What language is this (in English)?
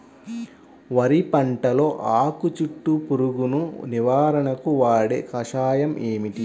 Telugu